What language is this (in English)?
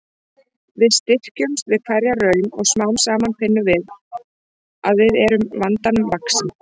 Icelandic